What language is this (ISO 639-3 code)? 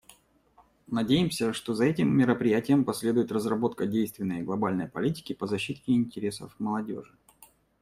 rus